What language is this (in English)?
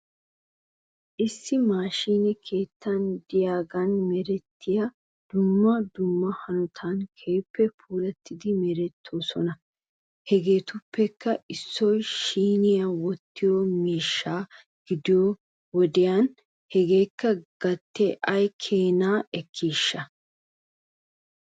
Wolaytta